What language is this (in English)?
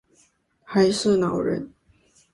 Chinese